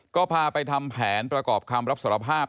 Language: Thai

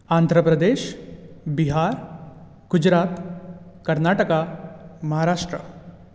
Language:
Konkani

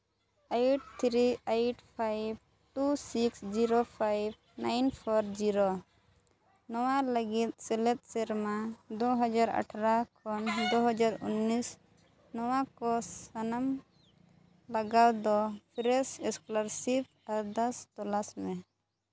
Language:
Santali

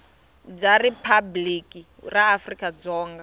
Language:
Tsonga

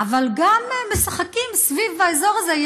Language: Hebrew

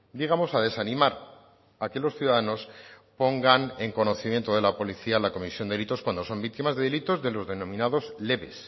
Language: Spanish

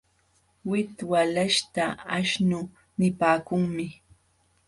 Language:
Jauja Wanca Quechua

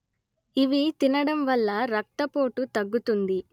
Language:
Telugu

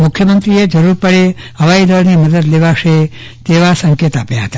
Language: Gujarati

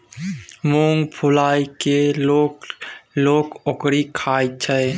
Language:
Maithili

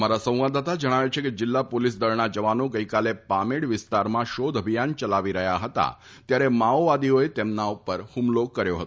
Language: Gujarati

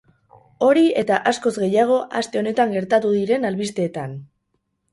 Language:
Basque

